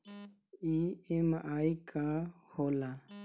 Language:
Bhojpuri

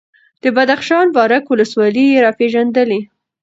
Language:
Pashto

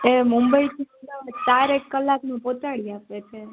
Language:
Gujarati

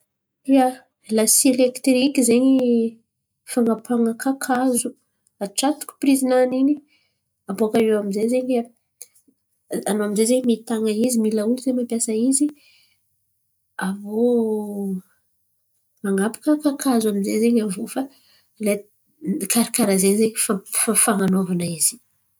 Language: Antankarana Malagasy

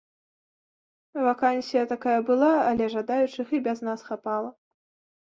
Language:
Belarusian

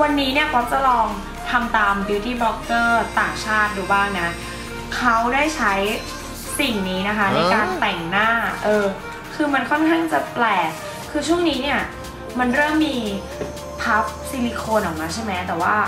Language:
Thai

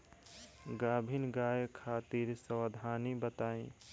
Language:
Bhojpuri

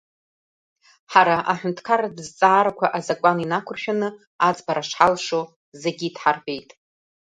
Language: Abkhazian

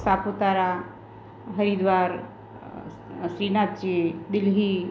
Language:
Gujarati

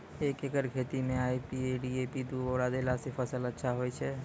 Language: Maithili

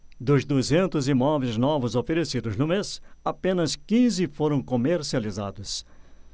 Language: Portuguese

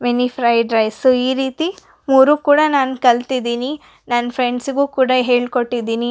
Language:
Kannada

